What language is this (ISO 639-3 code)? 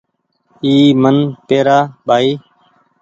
gig